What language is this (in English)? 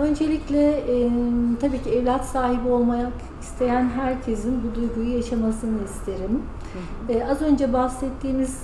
Turkish